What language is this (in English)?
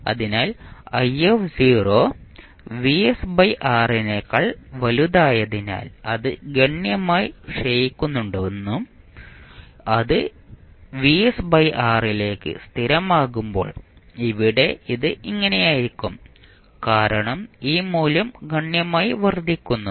Malayalam